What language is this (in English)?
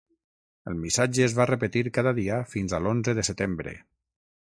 Catalan